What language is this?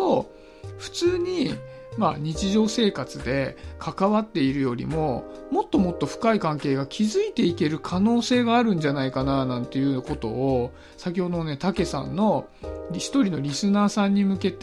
Japanese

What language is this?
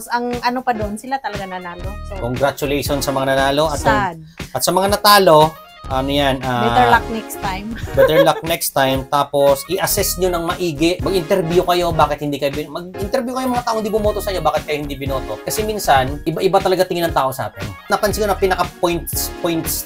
Filipino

